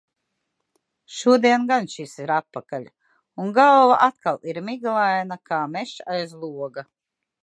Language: Latvian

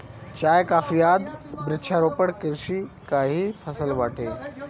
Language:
Bhojpuri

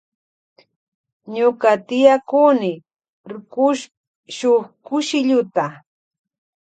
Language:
Loja Highland Quichua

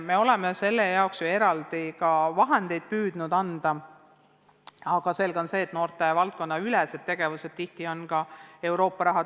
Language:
Estonian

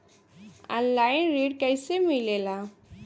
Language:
Bhojpuri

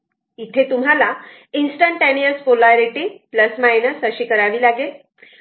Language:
Marathi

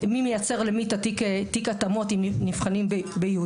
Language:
Hebrew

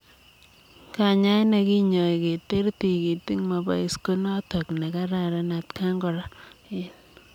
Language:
Kalenjin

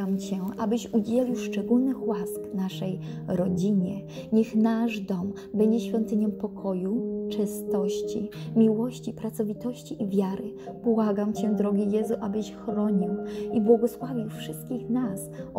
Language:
Polish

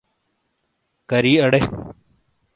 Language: Shina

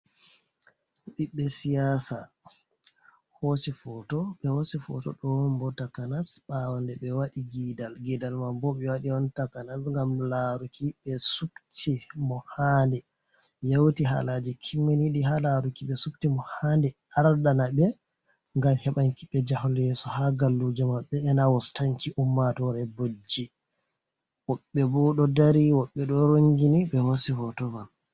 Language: Fula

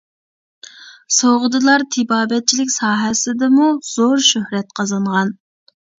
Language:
Uyghur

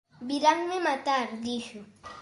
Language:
Galician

